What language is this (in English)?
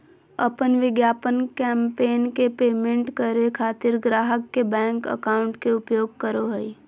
Magahi